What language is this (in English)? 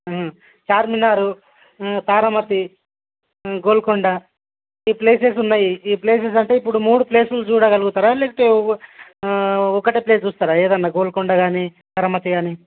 Telugu